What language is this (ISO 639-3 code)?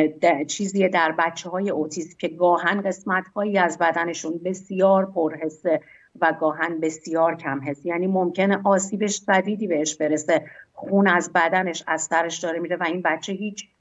fas